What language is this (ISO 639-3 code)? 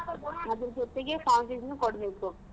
kan